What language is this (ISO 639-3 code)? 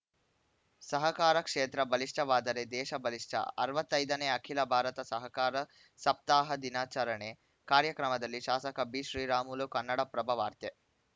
kan